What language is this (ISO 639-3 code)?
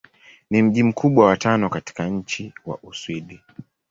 swa